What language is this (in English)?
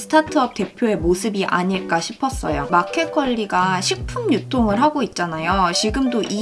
Korean